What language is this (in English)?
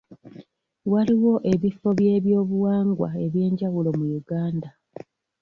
Ganda